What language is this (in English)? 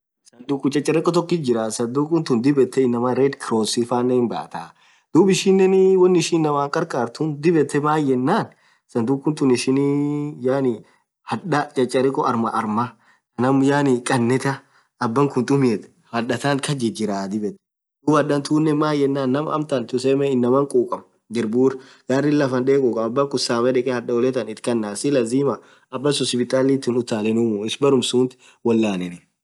Orma